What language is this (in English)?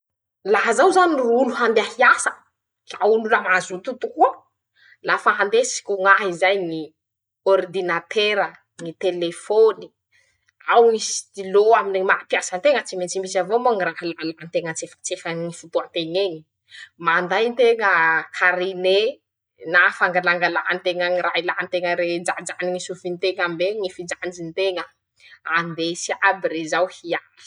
Masikoro Malagasy